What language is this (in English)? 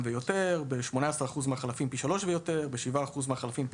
Hebrew